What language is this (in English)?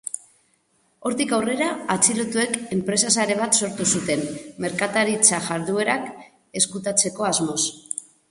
Basque